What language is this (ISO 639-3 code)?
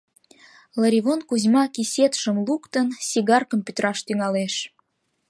chm